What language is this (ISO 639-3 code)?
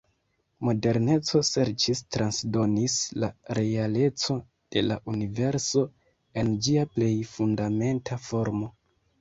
epo